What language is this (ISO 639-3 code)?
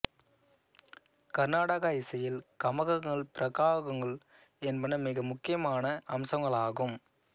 tam